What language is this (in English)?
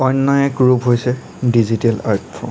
Assamese